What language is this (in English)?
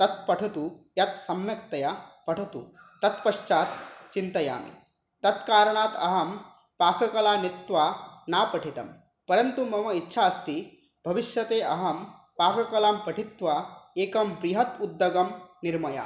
Sanskrit